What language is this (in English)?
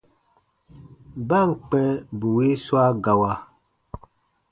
Baatonum